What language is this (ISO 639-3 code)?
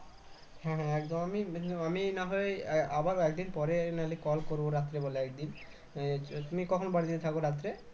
ben